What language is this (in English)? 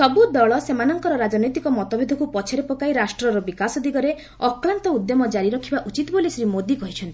Odia